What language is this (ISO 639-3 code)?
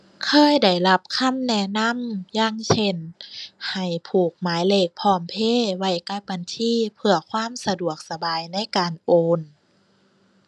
tha